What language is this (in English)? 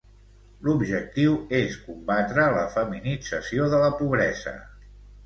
Catalan